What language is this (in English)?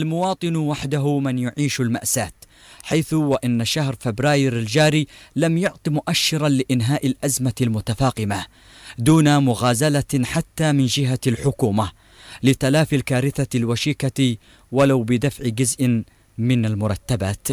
Arabic